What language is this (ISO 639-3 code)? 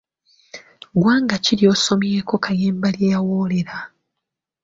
lug